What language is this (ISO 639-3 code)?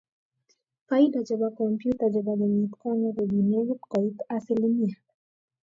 kln